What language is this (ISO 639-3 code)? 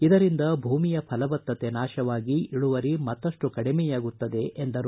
kan